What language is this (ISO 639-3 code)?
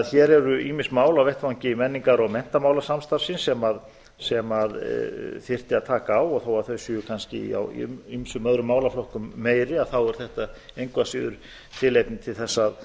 isl